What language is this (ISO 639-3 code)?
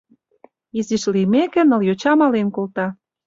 chm